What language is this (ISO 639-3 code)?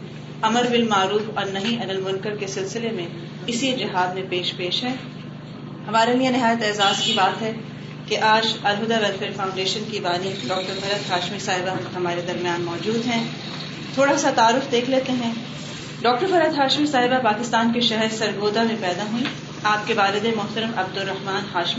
urd